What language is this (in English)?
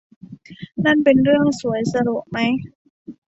Thai